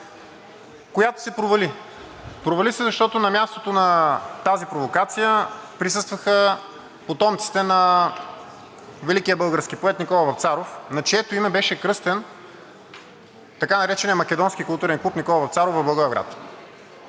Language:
Bulgarian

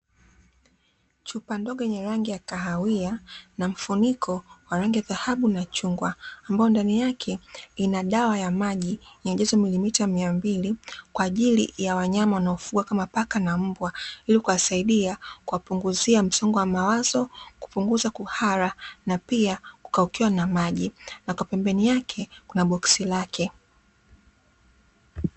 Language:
Swahili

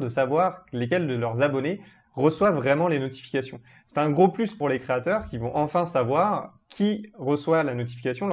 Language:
French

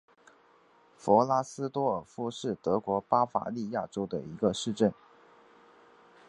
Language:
Chinese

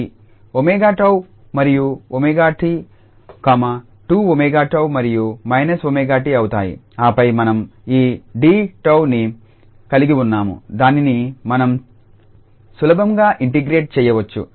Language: Telugu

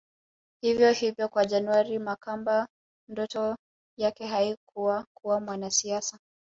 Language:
Swahili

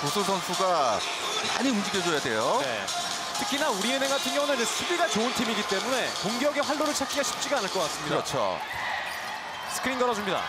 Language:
Korean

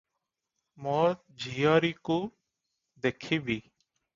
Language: Odia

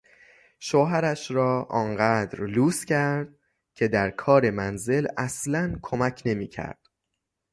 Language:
Persian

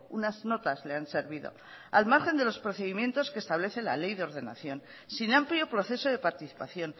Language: Spanish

